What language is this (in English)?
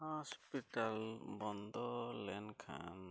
Santali